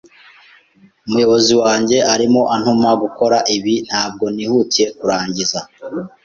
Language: Kinyarwanda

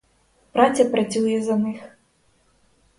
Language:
Ukrainian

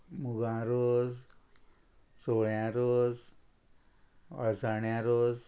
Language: Konkani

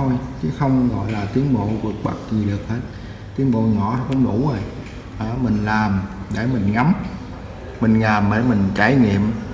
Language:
Vietnamese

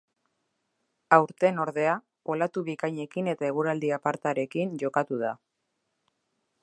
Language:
Basque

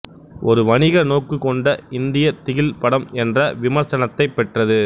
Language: Tamil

